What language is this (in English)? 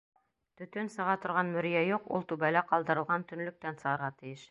Bashkir